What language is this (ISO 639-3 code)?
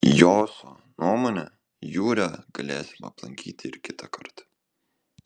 lit